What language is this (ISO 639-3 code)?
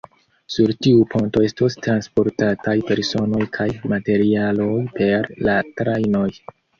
epo